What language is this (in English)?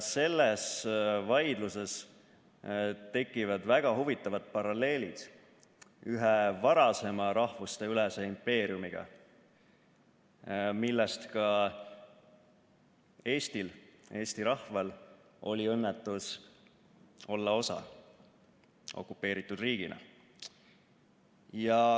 Estonian